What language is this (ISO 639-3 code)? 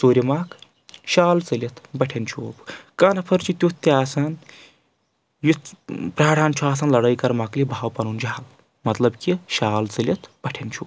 kas